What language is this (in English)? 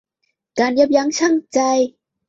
Thai